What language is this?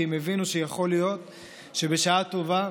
Hebrew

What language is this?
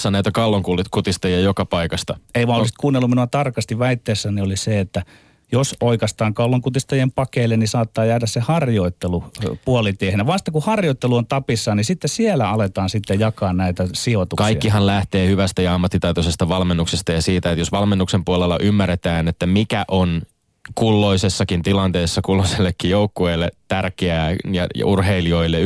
Finnish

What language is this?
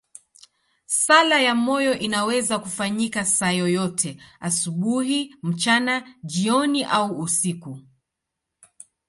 Swahili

